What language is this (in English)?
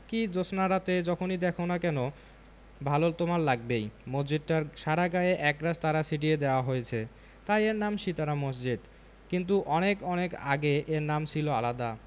Bangla